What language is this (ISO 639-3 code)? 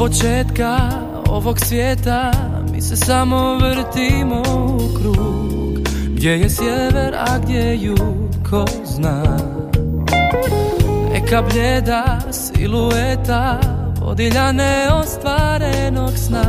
hrv